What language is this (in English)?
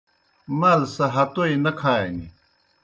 Kohistani Shina